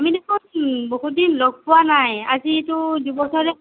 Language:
Assamese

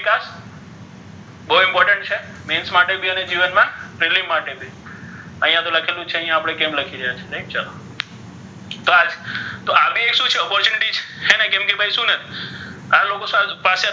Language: Gujarati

